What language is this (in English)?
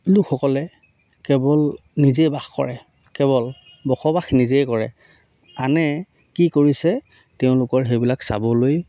Assamese